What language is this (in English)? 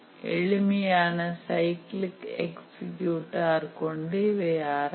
Tamil